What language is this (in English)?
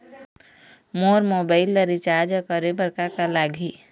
Chhattisgarhi